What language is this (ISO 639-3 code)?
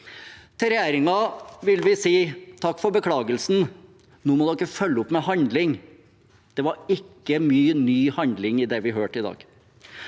nor